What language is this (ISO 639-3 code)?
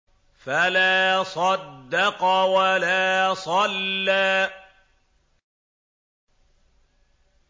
ara